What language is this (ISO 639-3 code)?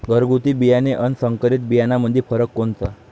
mar